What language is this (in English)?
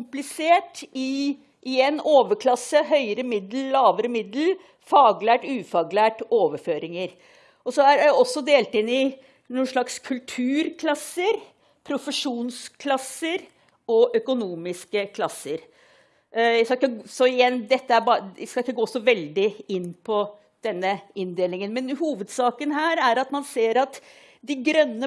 Norwegian